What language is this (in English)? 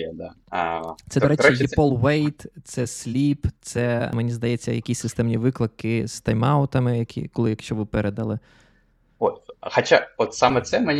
Ukrainian